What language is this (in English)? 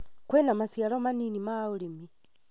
Kikuyu